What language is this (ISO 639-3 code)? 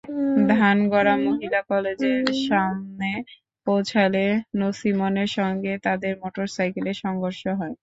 ben